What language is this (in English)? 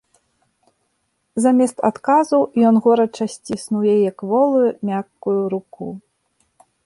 Belarusian